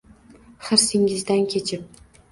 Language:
Uzbek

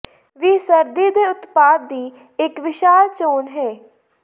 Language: Punjabi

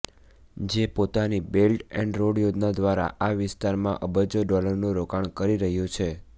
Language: Gujarati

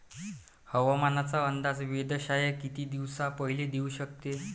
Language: Marathi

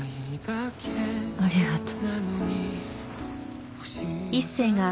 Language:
Japanese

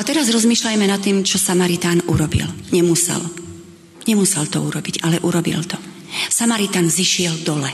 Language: Slovak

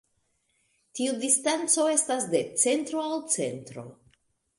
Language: Esperanto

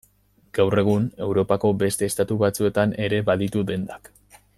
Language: Basque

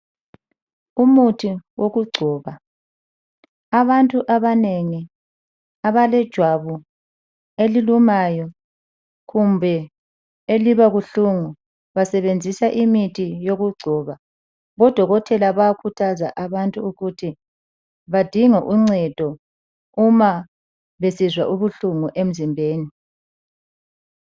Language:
North Ndebele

